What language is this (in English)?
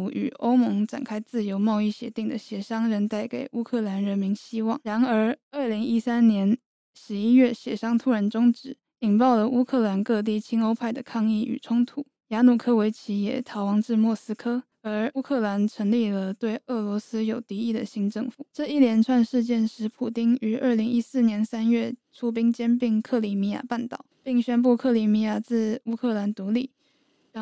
Chinese